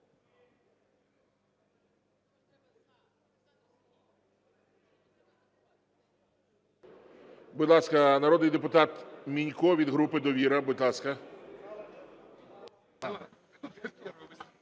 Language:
Ukrainian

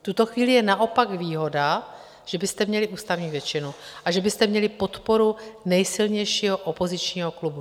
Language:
Czech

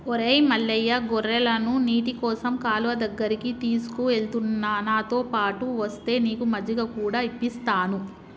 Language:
Telugu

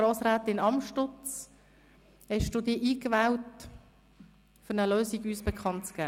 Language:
Swiss German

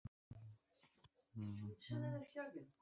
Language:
Chinese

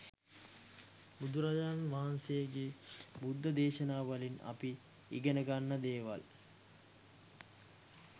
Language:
Sinhala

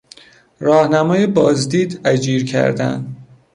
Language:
Persian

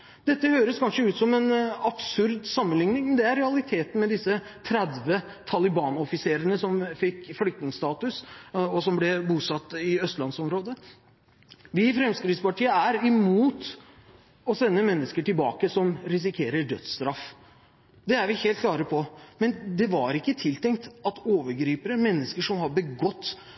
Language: Norwegian Bokmål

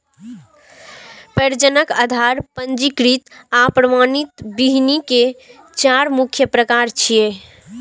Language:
Maithili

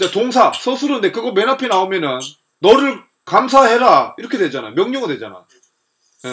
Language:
Korean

